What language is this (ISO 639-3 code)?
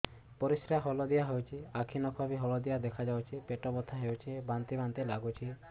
ori